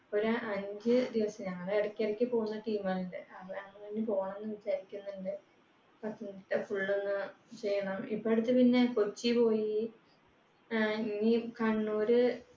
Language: Malayalam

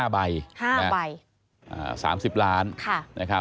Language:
Thai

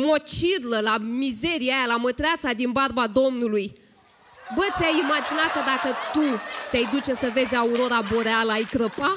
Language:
Romanian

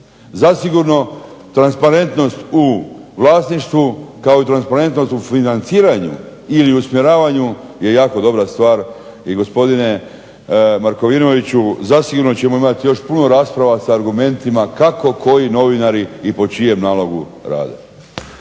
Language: Croatian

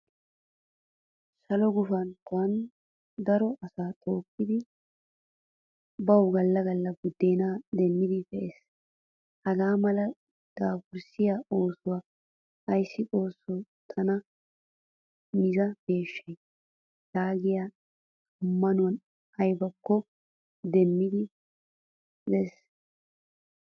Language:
Wolaytta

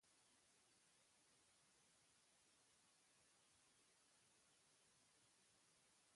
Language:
Basque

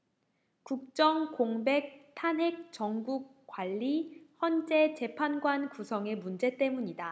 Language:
Korean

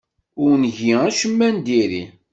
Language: Kabyle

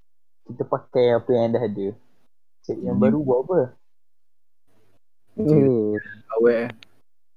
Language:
Malay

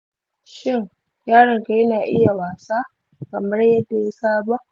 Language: Hausa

